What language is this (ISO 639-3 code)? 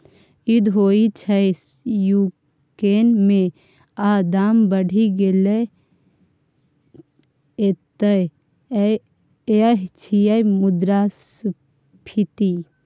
mai